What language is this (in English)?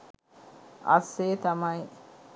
Sinhala